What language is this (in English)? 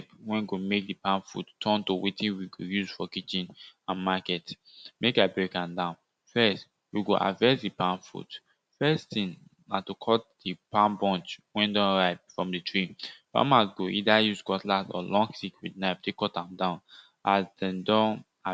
Nigerian Pidgin